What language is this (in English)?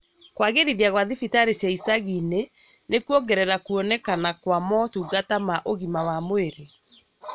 Kikuyu